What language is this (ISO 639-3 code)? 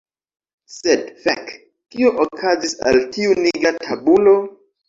epo